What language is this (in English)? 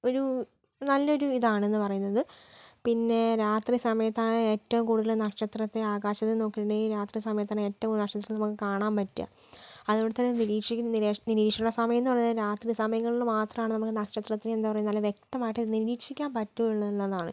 Malayalam